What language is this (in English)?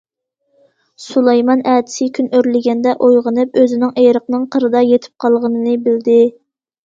Uyghur